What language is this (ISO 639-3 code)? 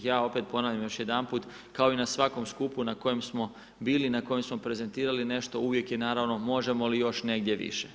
hrv